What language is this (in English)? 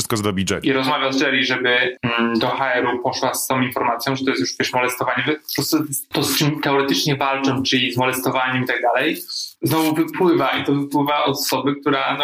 Polish